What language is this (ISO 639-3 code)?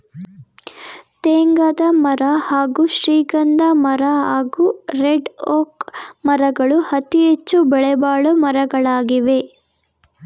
kan